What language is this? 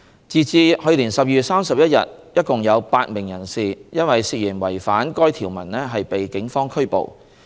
Cantonese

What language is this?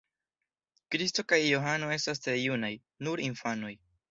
Esperanto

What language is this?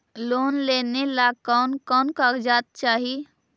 Magahi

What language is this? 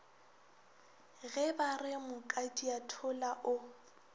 Northern Sotho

